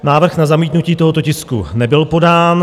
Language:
Czech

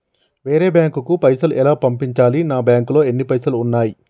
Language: Telugu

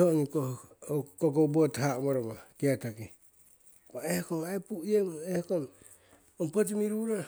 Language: Siwai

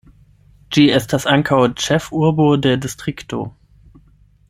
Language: Esperanto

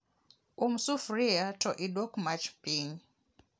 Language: Luo (Kenya and Tanzania)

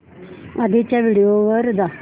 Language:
Marathi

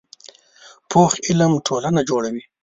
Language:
Pashto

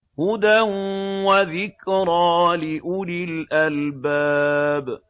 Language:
Arabic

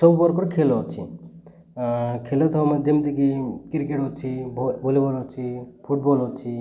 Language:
Odia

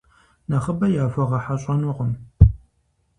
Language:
Kabardian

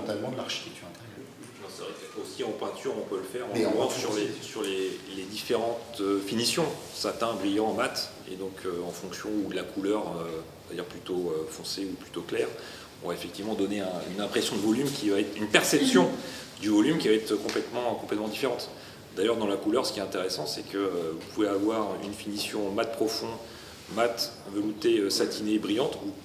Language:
French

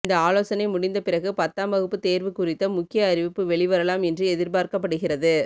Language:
Tamil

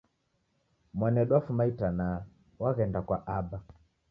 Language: Taita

